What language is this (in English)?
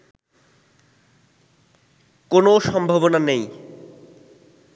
Bangla